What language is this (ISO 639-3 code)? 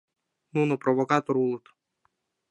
chm